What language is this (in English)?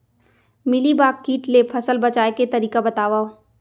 Chhattisgarhi